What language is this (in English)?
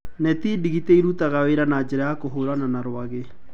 Kikuyu